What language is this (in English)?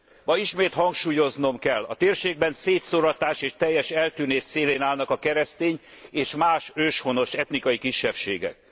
Hungarian